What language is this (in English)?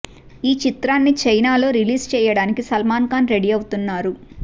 Telugu